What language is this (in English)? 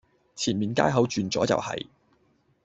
Cantonese